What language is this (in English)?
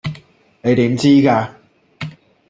Cantonese